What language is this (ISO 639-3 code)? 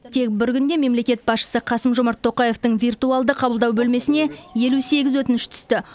kaz